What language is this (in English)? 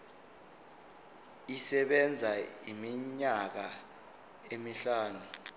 Zulu